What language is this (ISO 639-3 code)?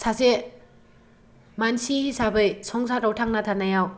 brx